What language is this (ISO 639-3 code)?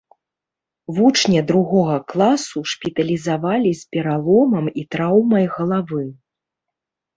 bel